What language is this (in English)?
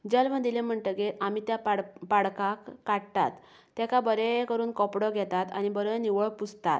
Konkani